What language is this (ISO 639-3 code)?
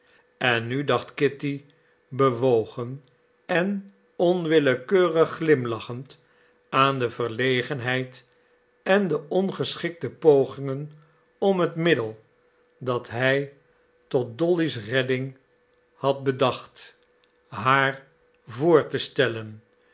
nld